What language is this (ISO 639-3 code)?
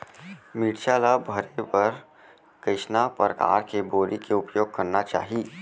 hne